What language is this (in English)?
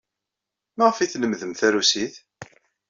Kabyle